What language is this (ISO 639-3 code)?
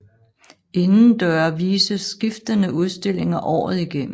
dan